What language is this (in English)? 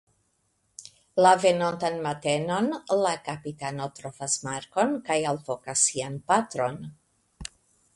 Esperanto